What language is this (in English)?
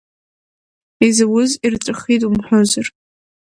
Abkhazian